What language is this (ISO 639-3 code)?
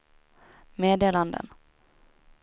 swe